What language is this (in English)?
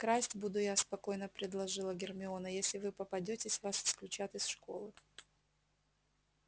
Russian